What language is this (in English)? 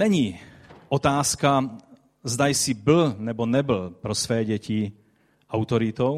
Czech